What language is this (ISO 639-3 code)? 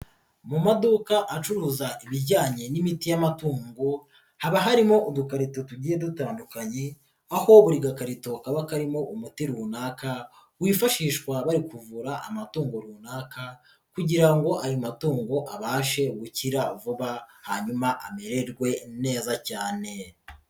kin